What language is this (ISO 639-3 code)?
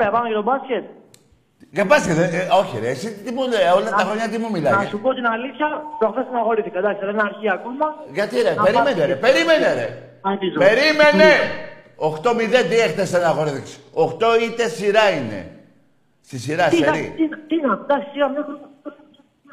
ell